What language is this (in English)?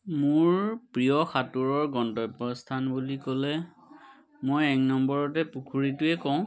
Assamese